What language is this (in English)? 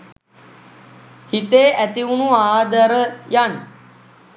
Sinhala